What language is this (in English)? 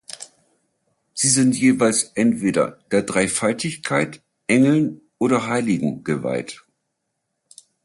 German